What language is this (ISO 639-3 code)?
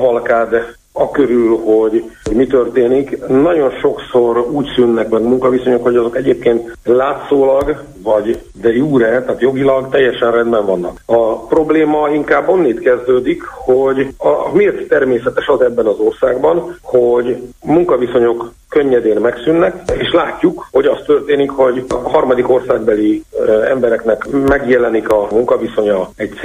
hun